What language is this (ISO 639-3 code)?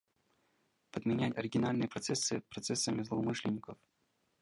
rus